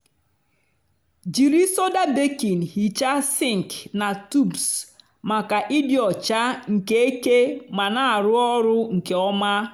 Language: Igbo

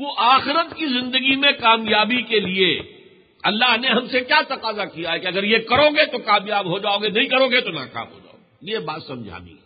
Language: Urdu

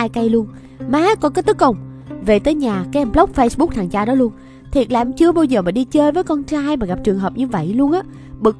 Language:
Vietnamese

